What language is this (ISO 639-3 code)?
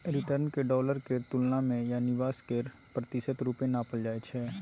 mai